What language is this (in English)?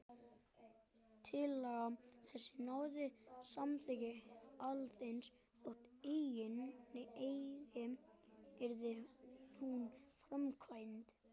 Icelandic